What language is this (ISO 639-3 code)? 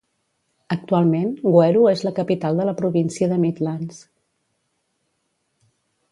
cat